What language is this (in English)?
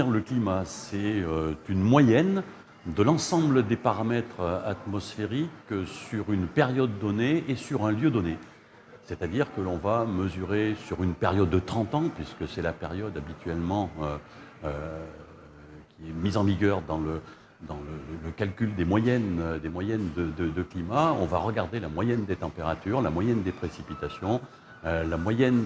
French